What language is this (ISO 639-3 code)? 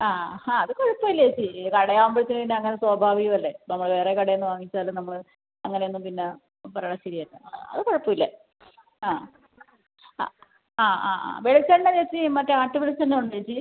mal